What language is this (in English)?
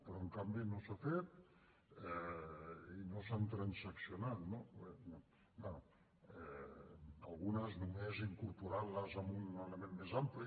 Catalan